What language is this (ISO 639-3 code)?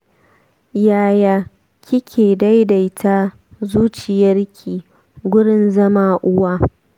hau